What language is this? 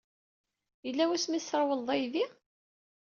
Kabyle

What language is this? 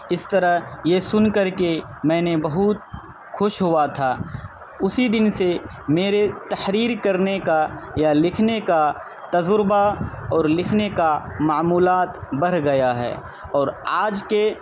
Urdu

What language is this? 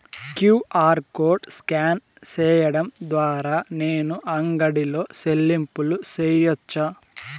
Telugu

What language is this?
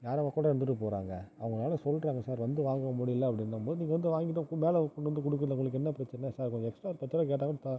Tamil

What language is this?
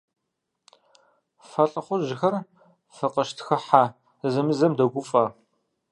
Kabardian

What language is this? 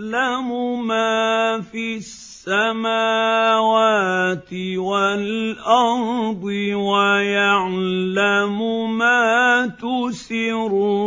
Arabic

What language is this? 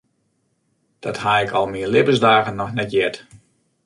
Western Frisian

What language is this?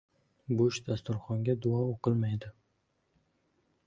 Uzbek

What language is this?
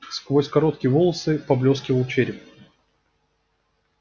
Russian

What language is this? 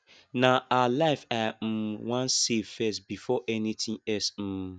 Nigerian Pidgin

